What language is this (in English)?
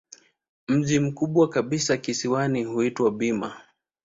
Swahili